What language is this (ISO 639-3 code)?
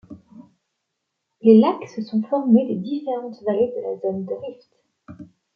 fra